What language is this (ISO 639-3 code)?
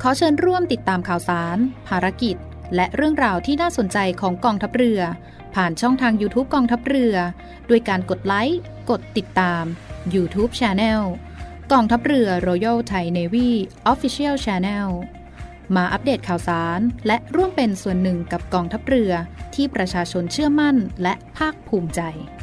tha